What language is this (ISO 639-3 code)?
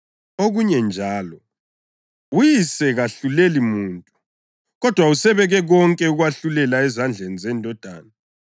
nde